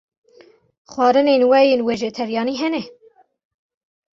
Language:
Kurdish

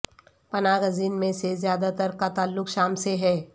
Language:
Urdu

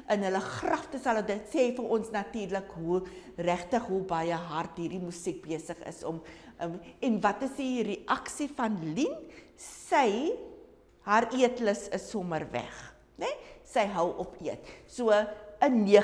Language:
Dutch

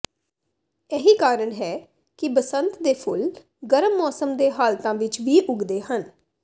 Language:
Punjabi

